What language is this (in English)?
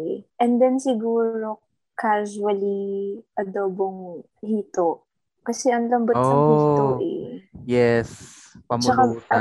Filipino